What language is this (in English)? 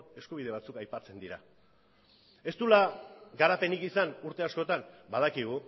Basque